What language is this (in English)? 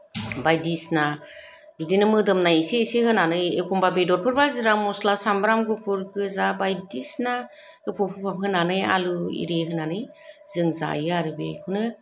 Bodo